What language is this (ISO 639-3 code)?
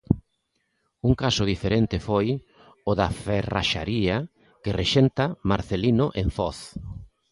glg